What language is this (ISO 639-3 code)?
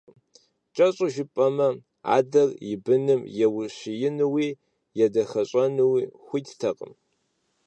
kbd